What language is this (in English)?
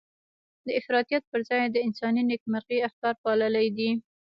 Pashto